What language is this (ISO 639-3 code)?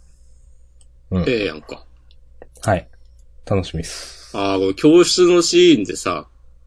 jpn